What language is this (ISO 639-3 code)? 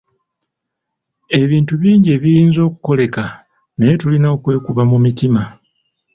lug